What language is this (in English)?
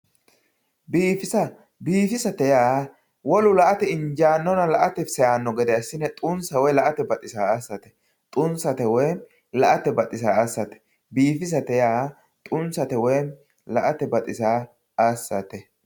Sidamo